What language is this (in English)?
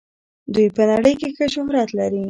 Pashto